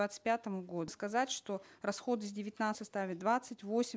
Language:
Kazakh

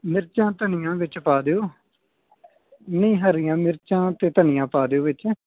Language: Punjabi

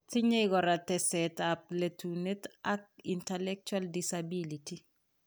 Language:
Kalenjin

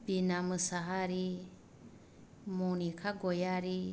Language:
Bodo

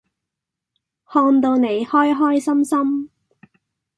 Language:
Cantonese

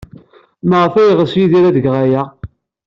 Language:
Kabyle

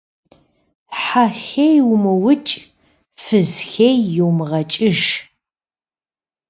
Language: Kabardian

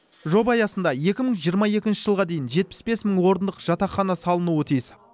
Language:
Kazakh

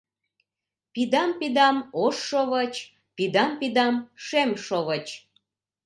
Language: Mari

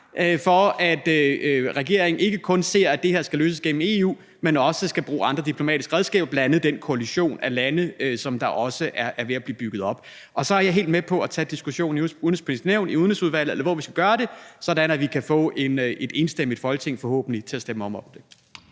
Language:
Danish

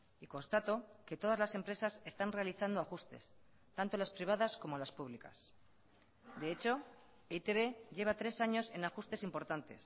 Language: Spanish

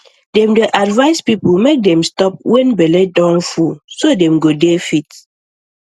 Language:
Nigerian Pidgin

